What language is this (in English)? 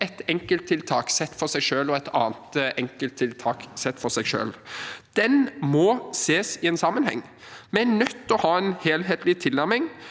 Norwegian